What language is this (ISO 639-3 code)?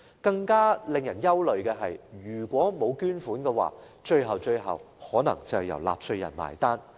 yue